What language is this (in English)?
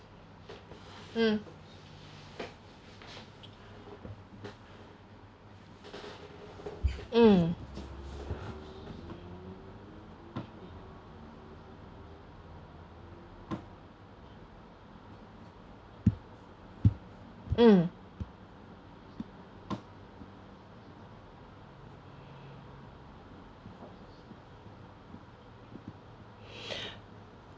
English